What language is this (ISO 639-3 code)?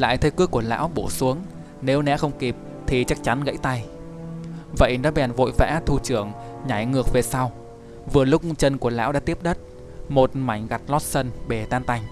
vie